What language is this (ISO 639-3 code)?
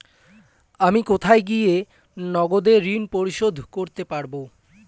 ben